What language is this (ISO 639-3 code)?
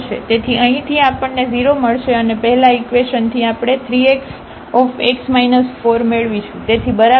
guj